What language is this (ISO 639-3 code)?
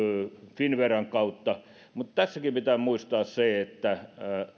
fin